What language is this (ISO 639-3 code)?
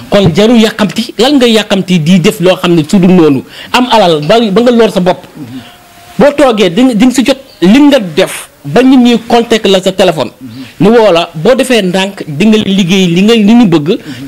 ind